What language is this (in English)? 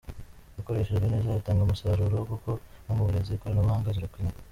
Kinyarwanda